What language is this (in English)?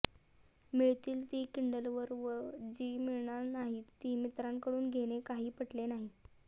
Marathi